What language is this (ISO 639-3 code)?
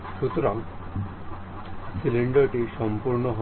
ben